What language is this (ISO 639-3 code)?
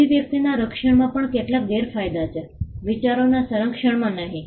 guj